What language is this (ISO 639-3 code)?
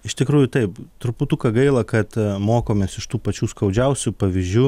lit